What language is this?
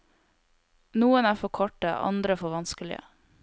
Norwegian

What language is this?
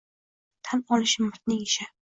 Uzbek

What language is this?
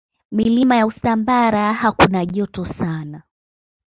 Swahili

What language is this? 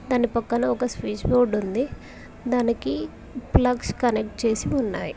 Telugu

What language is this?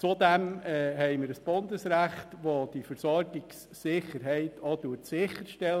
Swiss German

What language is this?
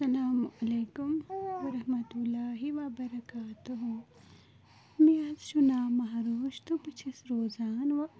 Kashmiri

